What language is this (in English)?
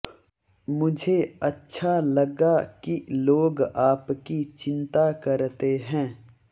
Hindi